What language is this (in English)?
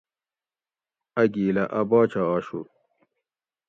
Gawri